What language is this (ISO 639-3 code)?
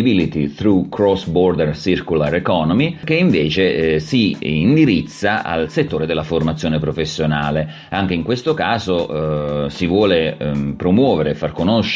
ita